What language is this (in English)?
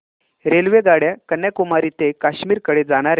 Marathi